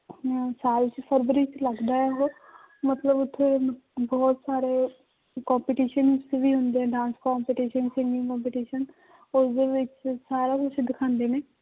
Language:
Punjabi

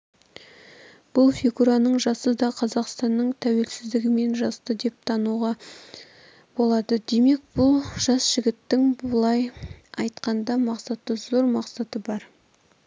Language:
Kazakh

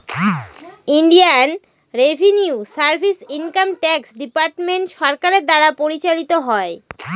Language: Bangla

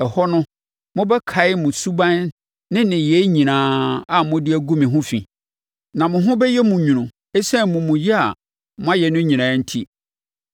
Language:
Akan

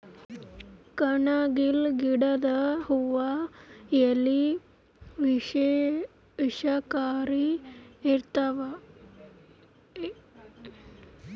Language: Kannada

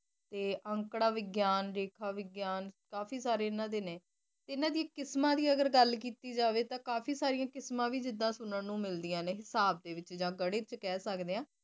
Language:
Punjabi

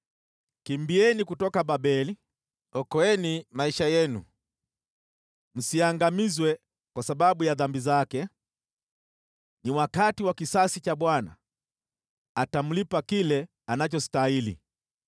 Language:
Swahili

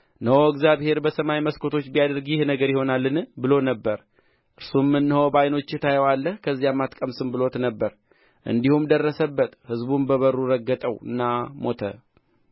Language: Amharic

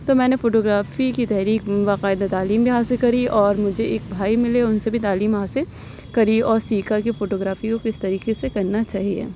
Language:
Urdu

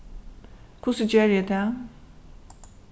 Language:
Faroese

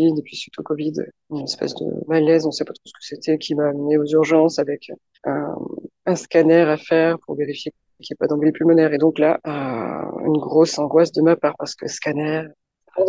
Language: French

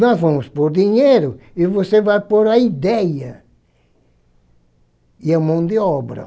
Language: Portuguese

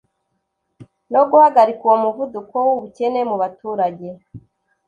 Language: Kinyarwanda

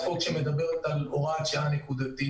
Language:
Hebrew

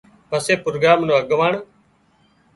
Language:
Wadiyara Koli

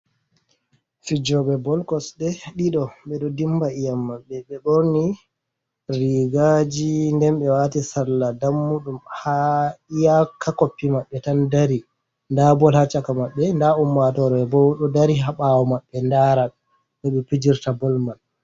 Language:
Fula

